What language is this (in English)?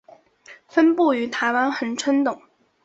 Chinese